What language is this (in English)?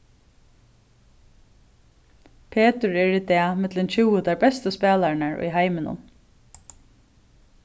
Faroese